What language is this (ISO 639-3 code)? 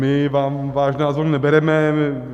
ces